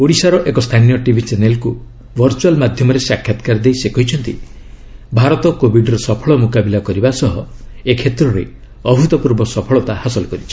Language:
Odia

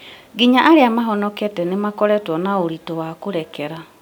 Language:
Kikuyu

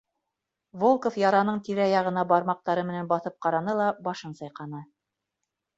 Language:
Bashkir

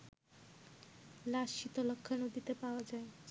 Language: Bangla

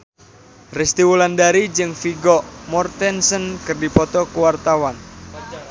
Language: Sundanese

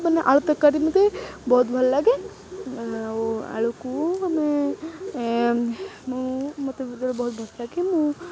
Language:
Odia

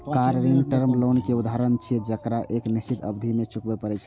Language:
Maithili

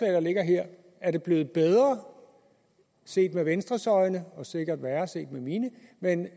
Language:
Danish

